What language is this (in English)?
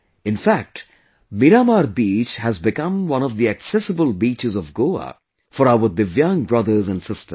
English